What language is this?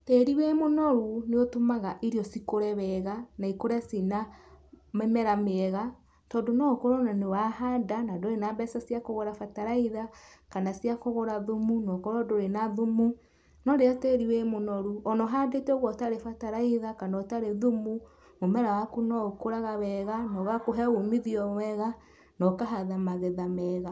Kikuyu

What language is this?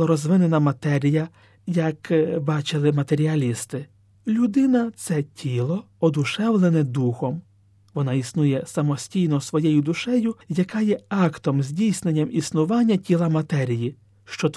Ukrainian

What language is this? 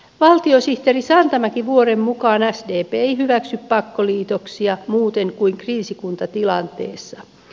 Finnish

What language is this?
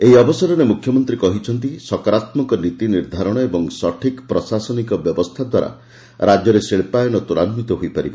Odia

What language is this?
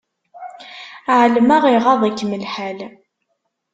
Kabyle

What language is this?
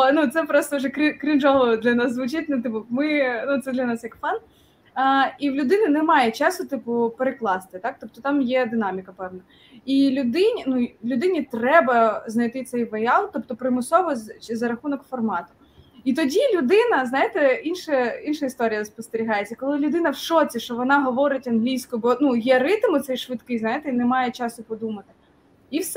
Ukrainian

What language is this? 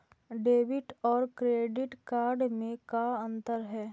Magahi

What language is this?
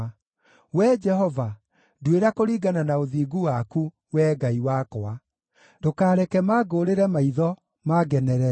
Kikuyu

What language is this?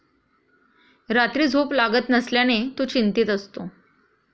Marathi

